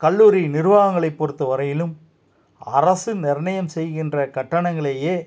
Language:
Tamil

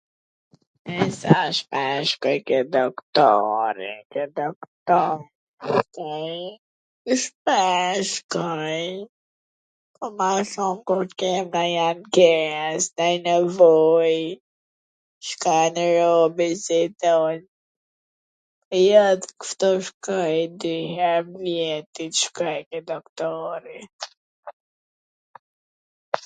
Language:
Gheg Albanian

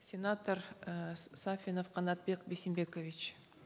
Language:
Kazakh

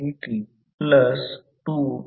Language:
Marathi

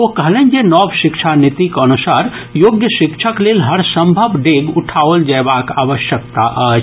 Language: Maithili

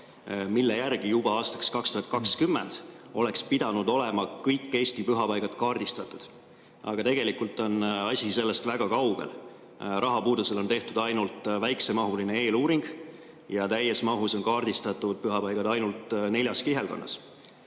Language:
Estonian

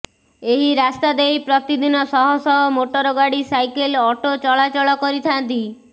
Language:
Odia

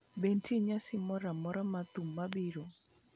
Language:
Luo (Kenya and Tanzania)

